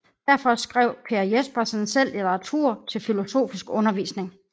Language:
Danish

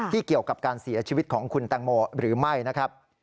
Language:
Thai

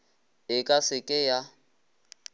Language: Northern Sotho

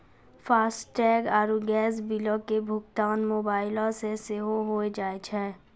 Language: Maithili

